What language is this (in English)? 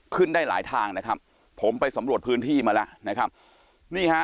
Thai